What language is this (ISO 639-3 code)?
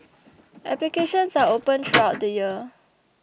eng